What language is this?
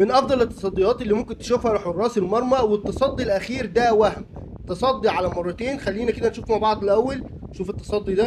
Arabic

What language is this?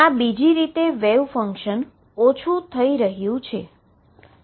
Gujarati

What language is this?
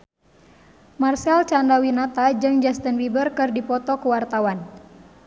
Sundanese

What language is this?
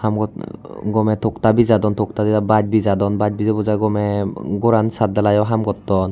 Chakma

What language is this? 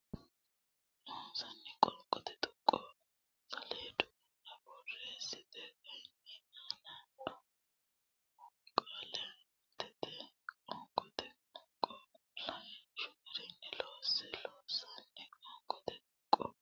Sidamo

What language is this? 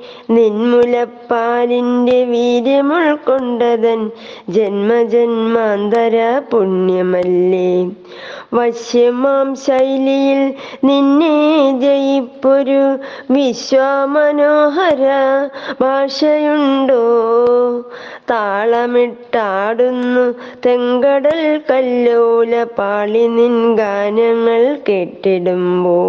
Malayalam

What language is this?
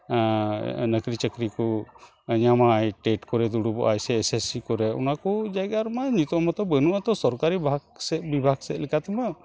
Santali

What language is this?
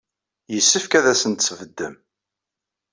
Kabyle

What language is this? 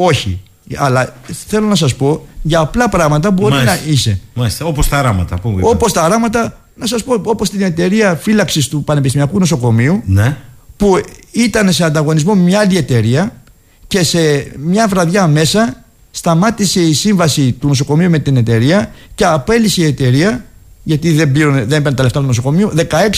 Greek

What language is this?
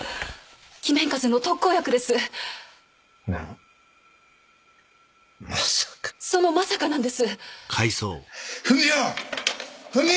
Japanese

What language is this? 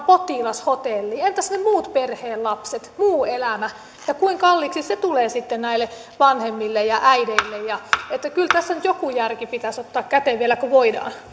Finnish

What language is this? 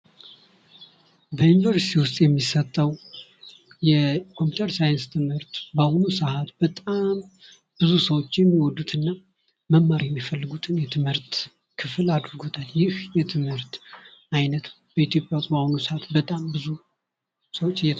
Amharic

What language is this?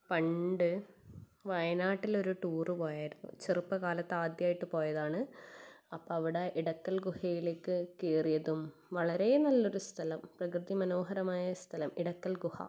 Malayalam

